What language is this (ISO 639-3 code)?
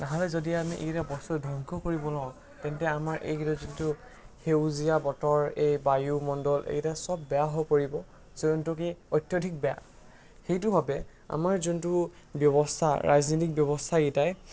asm